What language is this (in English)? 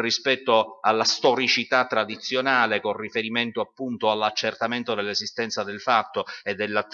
Italian